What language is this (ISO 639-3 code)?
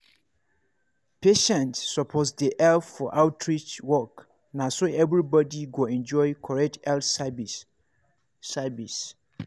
pcm